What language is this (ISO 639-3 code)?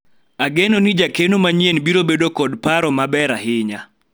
luo